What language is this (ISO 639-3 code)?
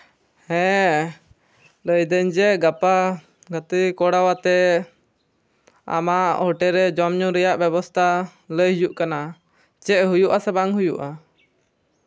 sat